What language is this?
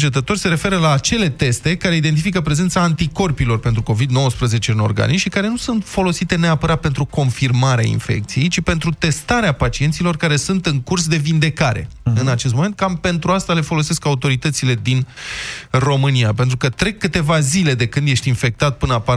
Romanian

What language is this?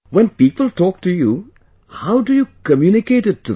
English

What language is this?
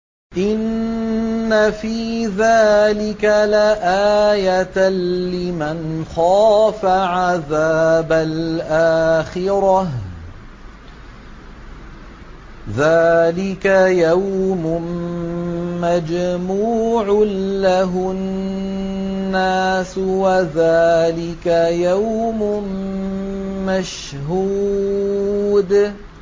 Arabic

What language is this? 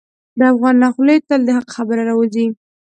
Pashto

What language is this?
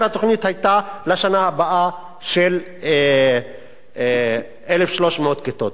Hebrew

